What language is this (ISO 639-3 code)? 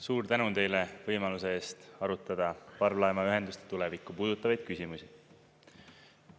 est